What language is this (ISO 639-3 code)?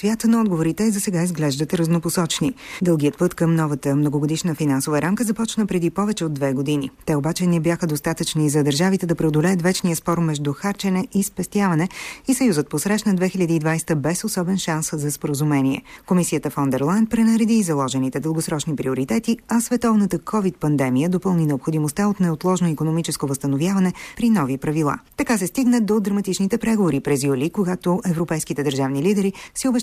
bul